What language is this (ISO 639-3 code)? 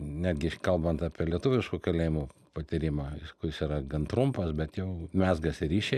lit